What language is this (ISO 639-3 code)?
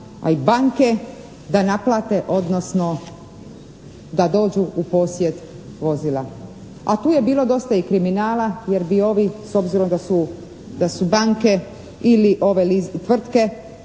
hrv